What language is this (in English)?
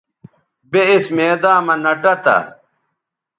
Bateri